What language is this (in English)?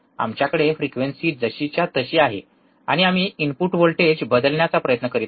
Marathi